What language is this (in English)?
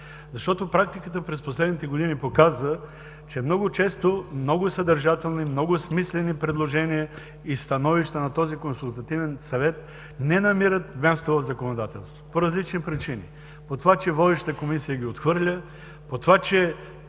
Bulgarian